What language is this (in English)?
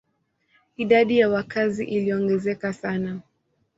Swahili